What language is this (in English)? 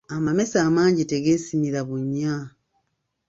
Ganda